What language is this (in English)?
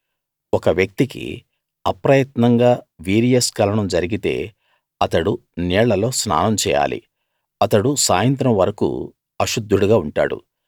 Telugu